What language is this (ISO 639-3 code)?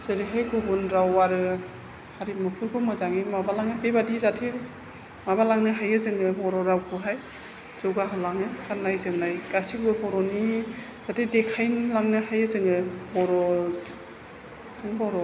brx